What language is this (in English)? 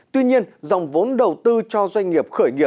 Vietnamese